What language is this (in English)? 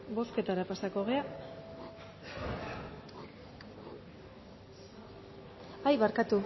Basque